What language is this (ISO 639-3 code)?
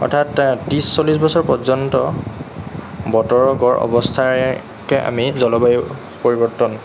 asm